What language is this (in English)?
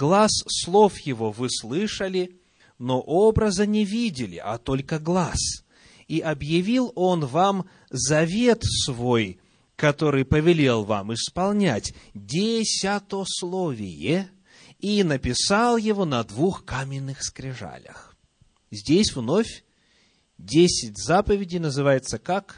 Russian